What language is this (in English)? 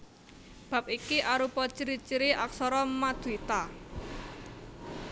Javanese